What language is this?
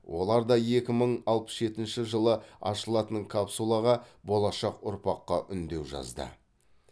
Kazakh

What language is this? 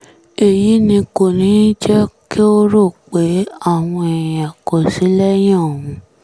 Yoruba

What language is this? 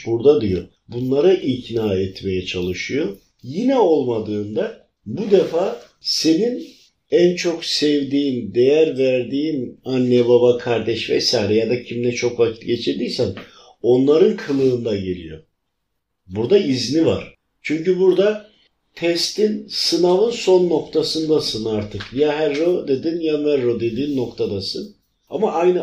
Turkish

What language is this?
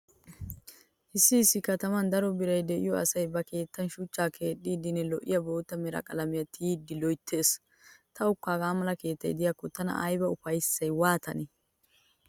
Wolaytta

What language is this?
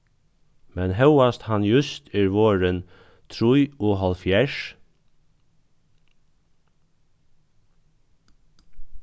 Faroese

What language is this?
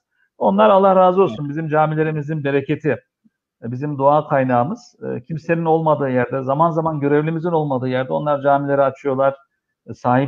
Turkish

